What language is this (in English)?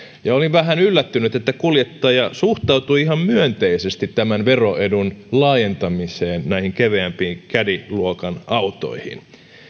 Finnish